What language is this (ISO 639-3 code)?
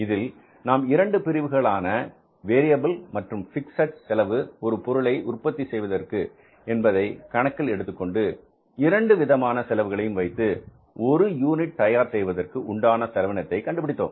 tam